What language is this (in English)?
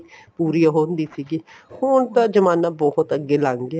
Punjabi